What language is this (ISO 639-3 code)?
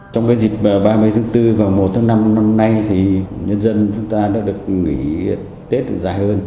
vie